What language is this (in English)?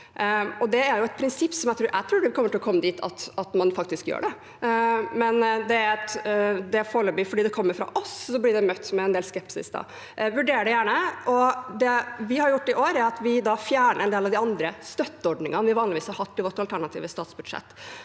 Norwegian